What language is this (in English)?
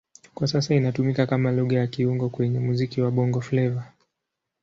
Swahili